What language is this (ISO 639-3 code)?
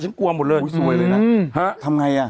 tha